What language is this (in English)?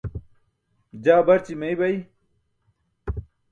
Burushaski